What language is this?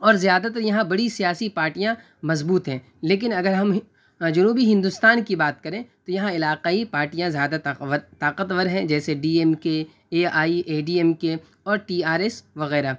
Urdu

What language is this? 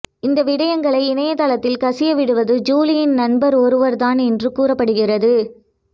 Tamil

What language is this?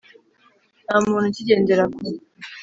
Kinyarwanda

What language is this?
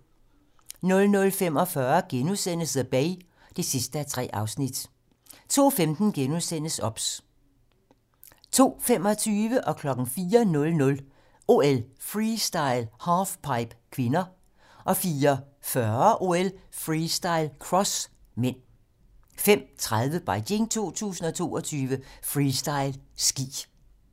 Danish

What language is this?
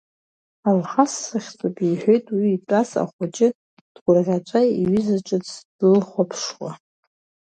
Abkhazian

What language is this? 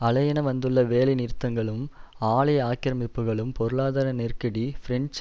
Tamil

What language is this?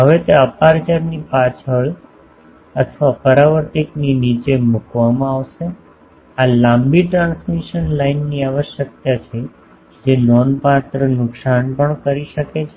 Gujarati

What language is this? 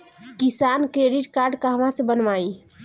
Bhojpuri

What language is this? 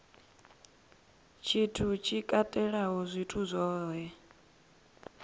Venda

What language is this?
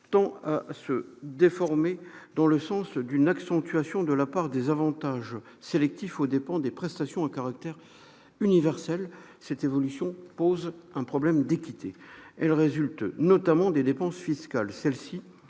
French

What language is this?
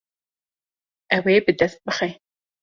Kurdish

